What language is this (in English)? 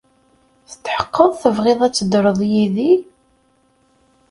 Kabyle